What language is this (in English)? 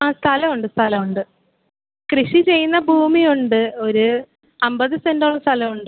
Malayalam